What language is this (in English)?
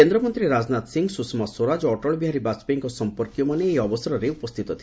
Odia